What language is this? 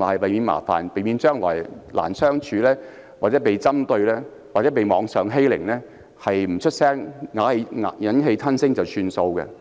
Cantonese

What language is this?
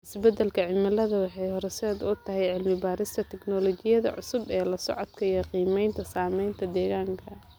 Somali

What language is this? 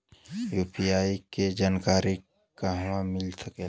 Bhojpuri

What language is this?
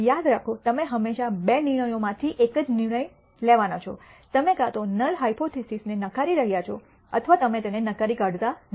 Gujarati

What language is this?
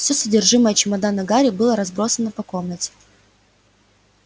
Russian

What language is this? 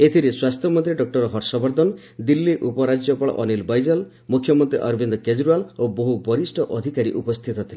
Odia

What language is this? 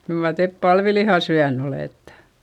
Finnish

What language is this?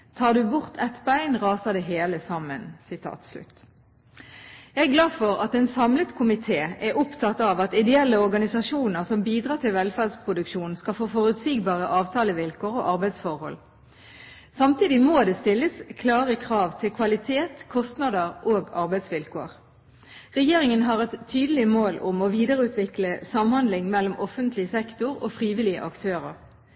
Norwegian Bokmål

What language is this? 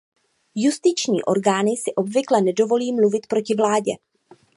Czech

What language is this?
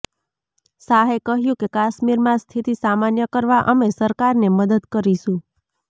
Gujarati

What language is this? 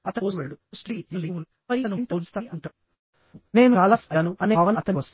Telugu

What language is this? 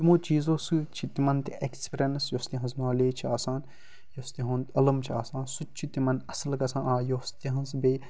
Kashmiri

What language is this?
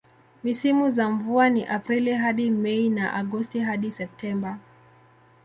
Swahili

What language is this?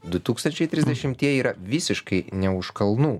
Lithuanian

